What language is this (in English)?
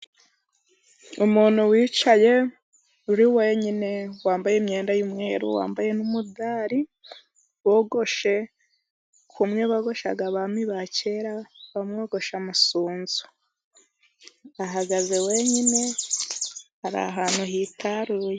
Kinyarwanda